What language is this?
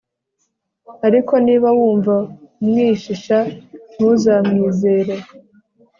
Kinyarwanda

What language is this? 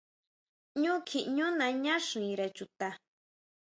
Huautla Mazatec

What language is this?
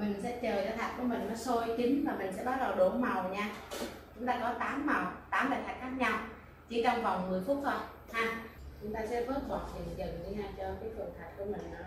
Vietnamese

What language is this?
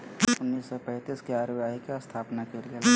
Magahi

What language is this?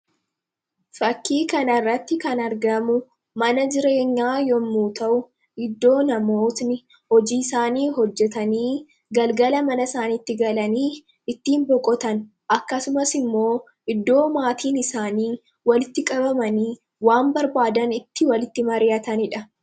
Oromo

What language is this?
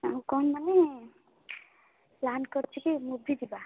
Odia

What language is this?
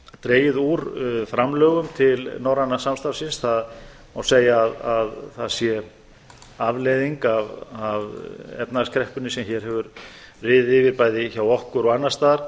Icelandic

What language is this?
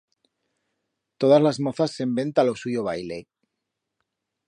Aragonese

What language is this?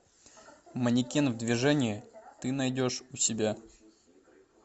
Russian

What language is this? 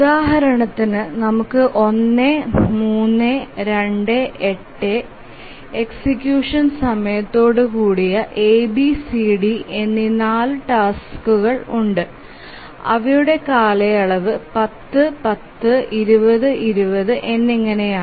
Malayalam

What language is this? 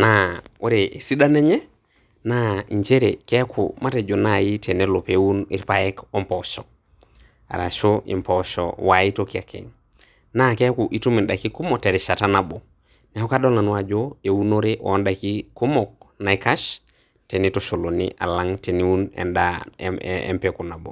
Masai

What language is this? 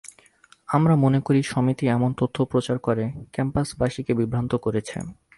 Bangla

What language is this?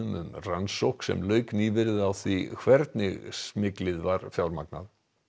Icelandic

